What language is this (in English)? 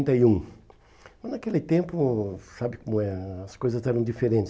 Portuguese